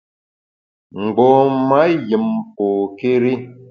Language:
Bamun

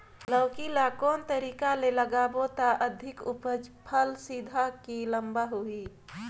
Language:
Chhattisgarhi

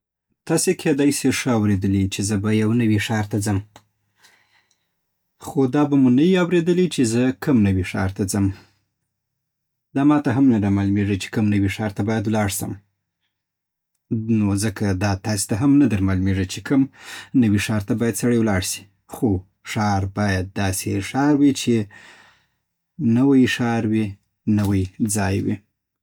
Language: Southern Pashto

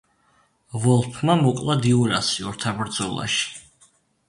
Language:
Georgian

